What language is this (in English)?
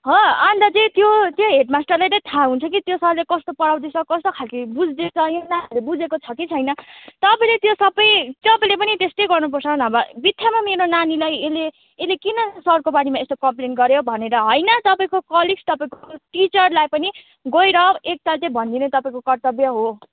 Nepali